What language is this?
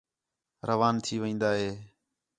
Khetrani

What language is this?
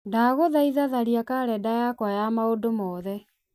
Kikuyu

